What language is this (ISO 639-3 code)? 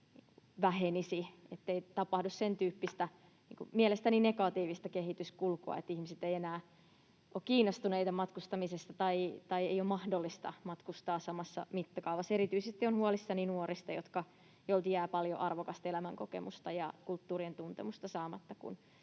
fin